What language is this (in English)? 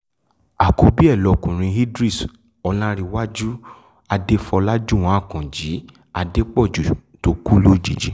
Yoruba